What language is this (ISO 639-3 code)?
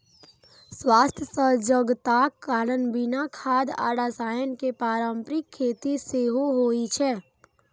mai